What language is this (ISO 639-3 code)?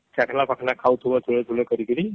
ori